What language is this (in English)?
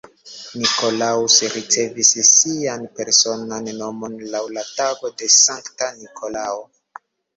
Esperanto